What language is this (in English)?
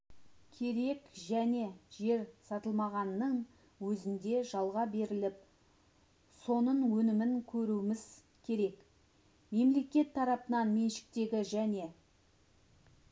Kazakh